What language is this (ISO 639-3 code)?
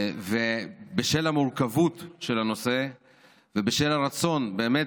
heb